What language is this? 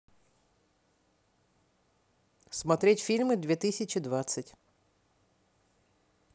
Russian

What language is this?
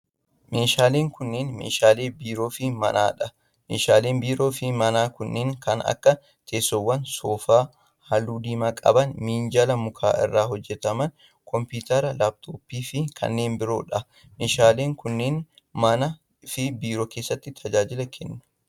Oromo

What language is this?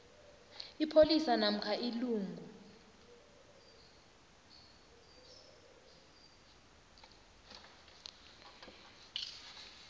South Ndebele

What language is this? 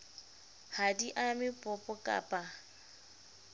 Southern Sotho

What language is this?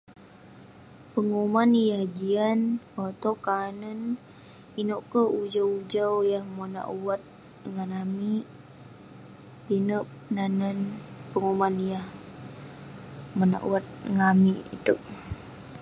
Western Penan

